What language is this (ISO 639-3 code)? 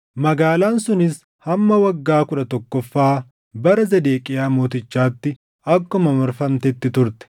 orm